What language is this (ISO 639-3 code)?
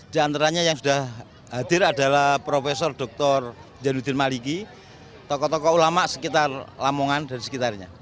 ind